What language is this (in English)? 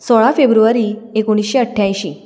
Konkani